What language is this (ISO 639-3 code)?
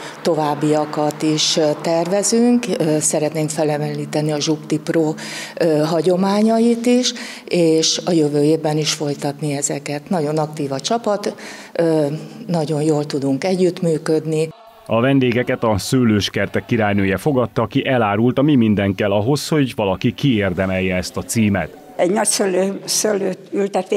hun